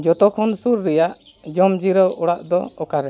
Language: Santali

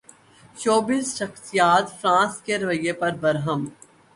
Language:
Urdu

